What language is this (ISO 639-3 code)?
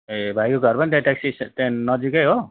nep